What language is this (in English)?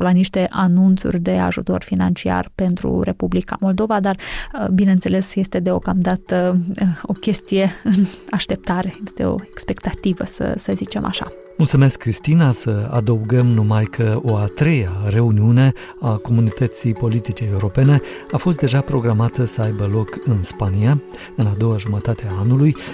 Romanian